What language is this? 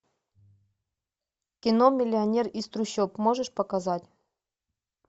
Russian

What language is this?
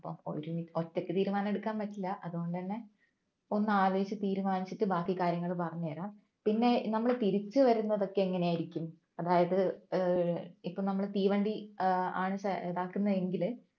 Malayalam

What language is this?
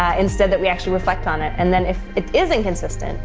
English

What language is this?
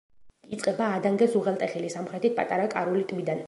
Georgian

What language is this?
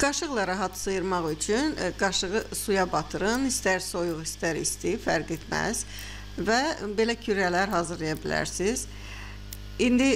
Turkish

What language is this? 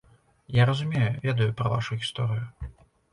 Belarusian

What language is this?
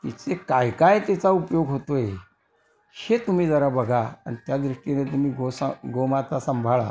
Marathi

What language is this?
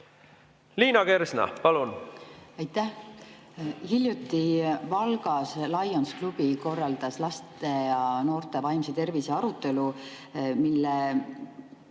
Estonian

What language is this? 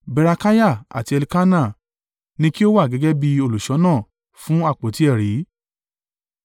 Yoruba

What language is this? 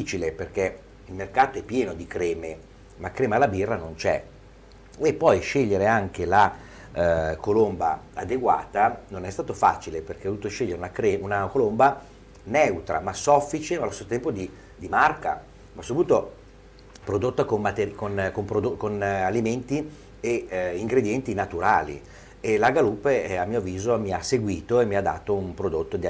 Italian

